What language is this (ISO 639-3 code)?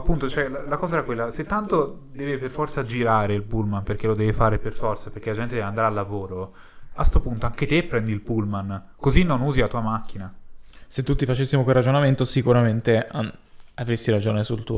ita